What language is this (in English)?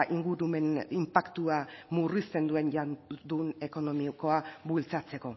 Basque